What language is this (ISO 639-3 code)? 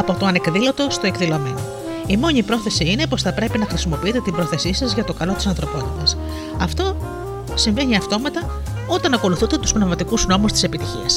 ell